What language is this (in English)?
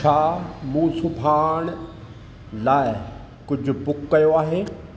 Sindhi